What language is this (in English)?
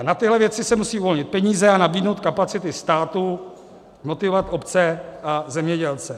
Czech